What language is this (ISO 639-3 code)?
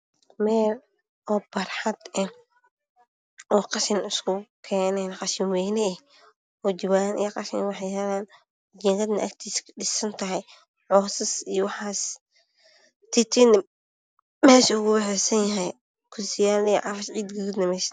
som